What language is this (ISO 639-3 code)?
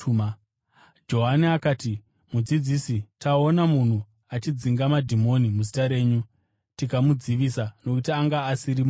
sna